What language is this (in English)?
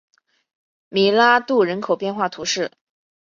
Chinese